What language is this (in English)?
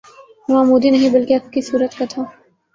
Urdu